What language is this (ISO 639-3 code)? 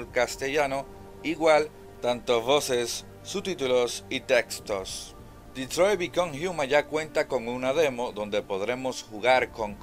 spa